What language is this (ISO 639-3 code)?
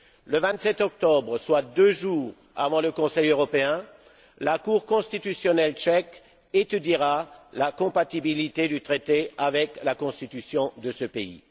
fra